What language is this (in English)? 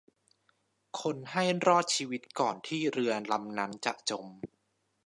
Thai